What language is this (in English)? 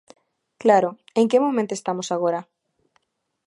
Galician